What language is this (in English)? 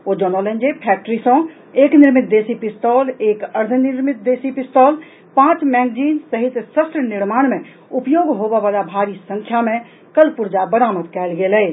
Maithili